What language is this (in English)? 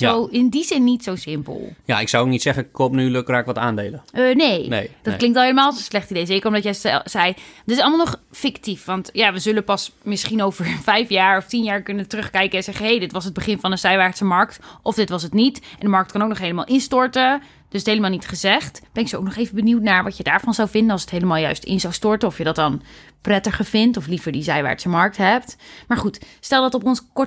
Dutch